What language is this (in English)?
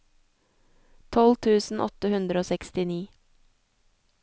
Norwegian